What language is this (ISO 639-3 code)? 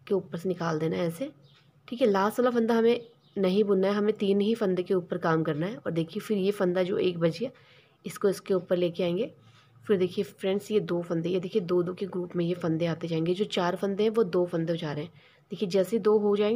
hin